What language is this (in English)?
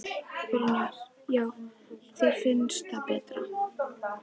Icelandic